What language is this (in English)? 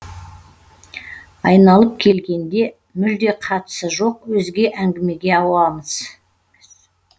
Kazakh